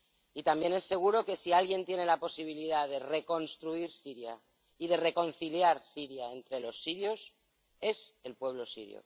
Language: Spanish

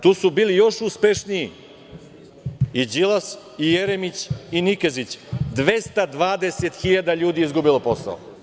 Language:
Serbian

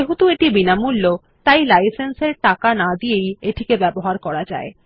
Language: Bangla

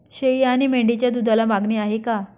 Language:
Marathi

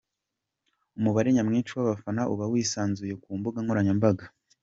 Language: Kinyarwanda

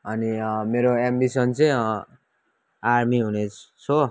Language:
Nepali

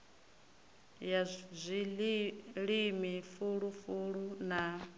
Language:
Venda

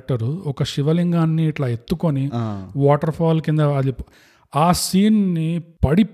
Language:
Telugu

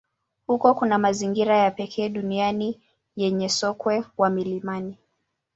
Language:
Swahili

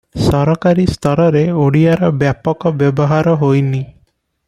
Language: Odia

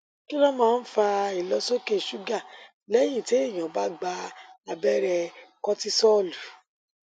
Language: Yoruba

